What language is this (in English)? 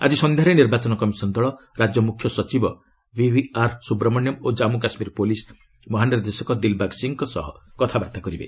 Odia